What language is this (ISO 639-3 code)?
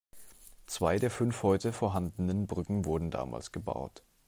deu